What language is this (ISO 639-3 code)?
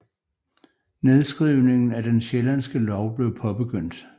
dan